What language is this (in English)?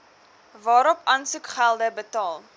Afrikaans